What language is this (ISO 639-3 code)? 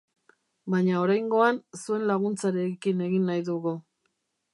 eus